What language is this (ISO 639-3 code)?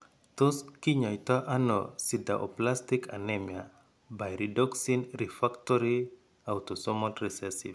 kln